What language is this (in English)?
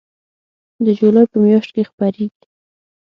Pashto